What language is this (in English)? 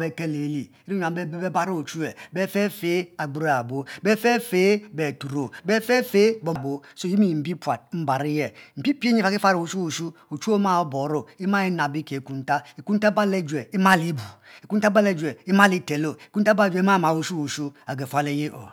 Mbe